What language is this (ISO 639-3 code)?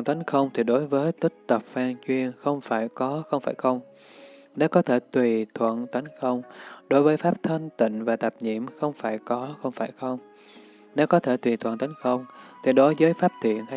vie